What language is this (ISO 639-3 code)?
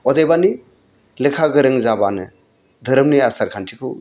brx